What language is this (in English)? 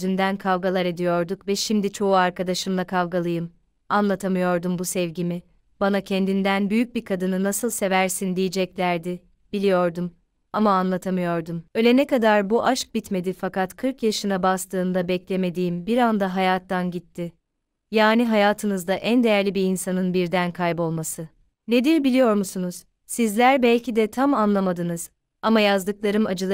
Turkish